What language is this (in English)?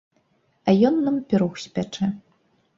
Belarusian